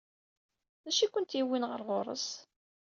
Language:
Kabyle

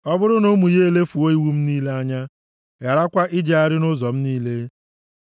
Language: Igbo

